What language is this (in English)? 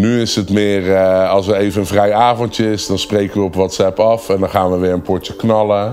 Dutch